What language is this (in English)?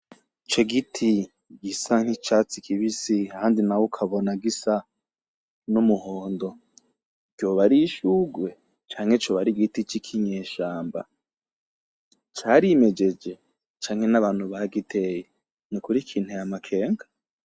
Rundi